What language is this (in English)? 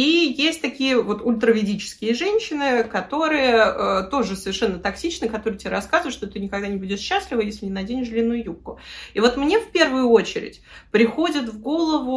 Russian